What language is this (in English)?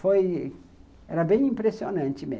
Portuguese